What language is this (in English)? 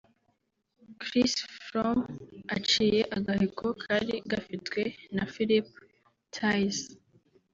Kinyarwanda